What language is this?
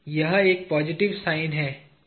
Hindi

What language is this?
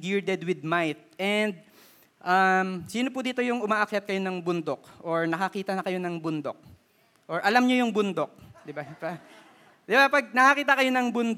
Filipino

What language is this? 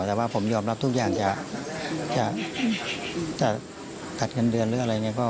Thai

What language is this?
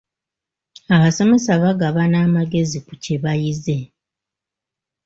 Ganda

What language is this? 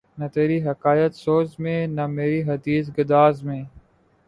Urdu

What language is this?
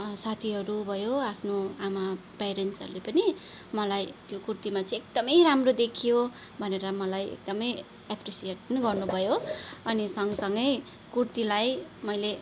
Nepali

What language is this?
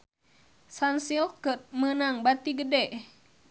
Sundanese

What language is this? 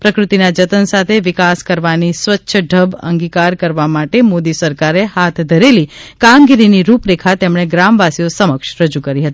Gujarati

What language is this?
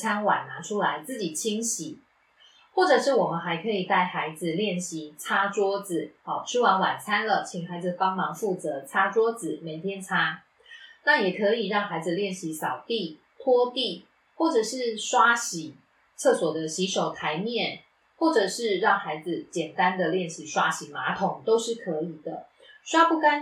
Chinese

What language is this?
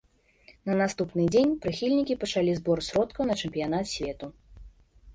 Belarusian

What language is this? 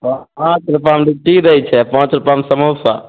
Maithili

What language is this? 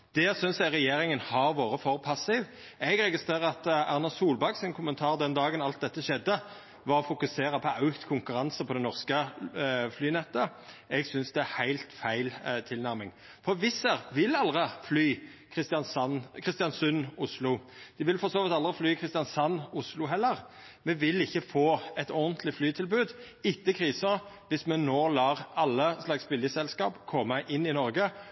Norwegian Nynorsk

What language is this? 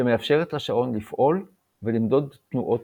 Hebrew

